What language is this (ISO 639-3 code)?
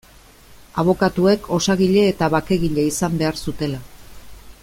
eus